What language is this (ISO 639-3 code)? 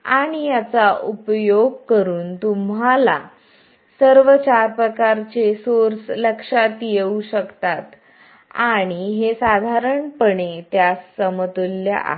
mar